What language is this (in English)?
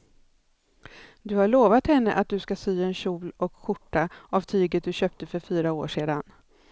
Swedish